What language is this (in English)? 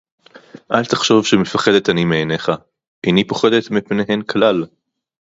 Hebrew